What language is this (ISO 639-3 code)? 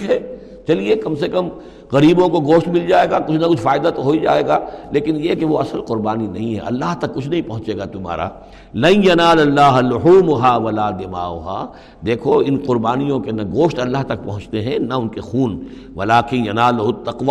urd